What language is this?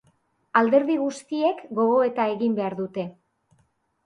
Basque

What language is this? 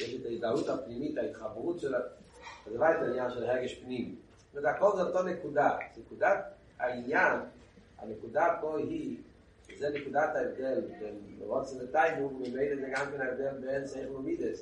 Hebrew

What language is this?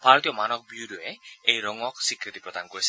Assamese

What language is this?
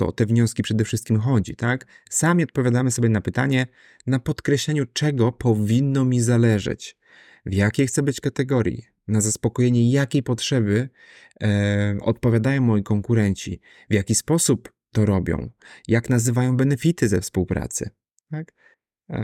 Polish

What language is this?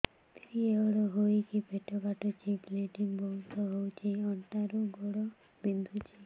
Odia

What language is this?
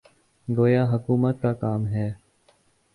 Urdu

